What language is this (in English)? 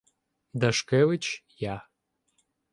Ukrainian